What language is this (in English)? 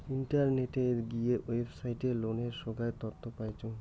Bangla